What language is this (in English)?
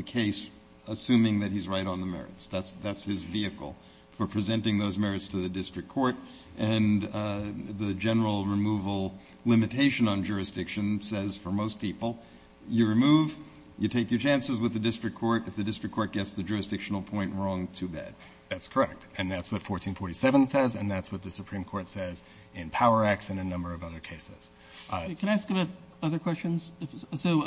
English